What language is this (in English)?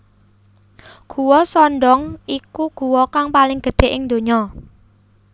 Javanese